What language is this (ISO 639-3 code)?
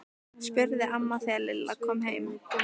isl